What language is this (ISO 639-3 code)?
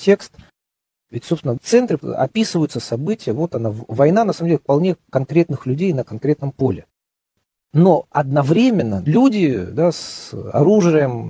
rus